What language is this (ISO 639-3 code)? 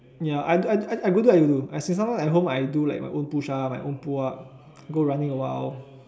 eng